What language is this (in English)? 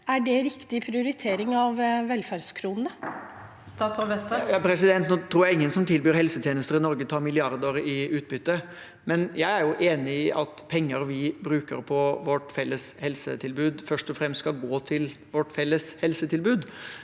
Norwegian